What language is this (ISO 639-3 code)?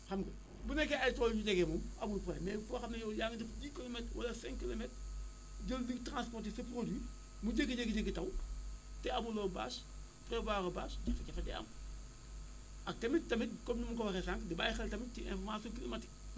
wol